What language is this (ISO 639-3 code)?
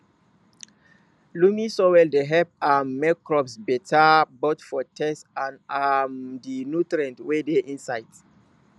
pcm